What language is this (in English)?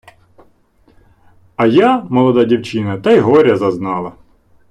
Ukrainian